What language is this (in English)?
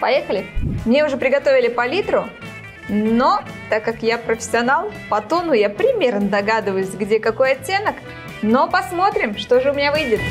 Russian